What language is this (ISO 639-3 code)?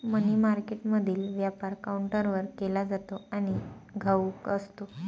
mar